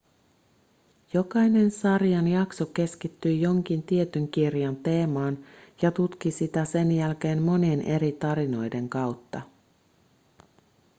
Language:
Finnish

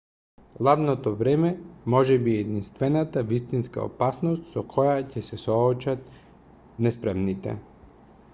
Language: Macedonian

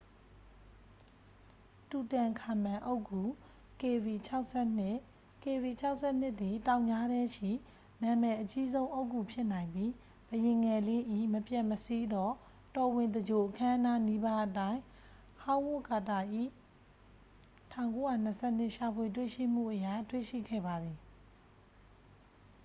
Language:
Burmese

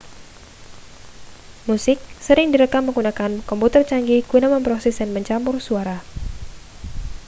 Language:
Indonesian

